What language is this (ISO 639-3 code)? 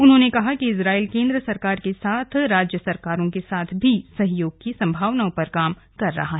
hin